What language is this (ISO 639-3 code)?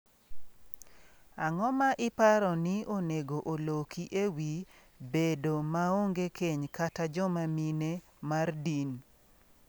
luo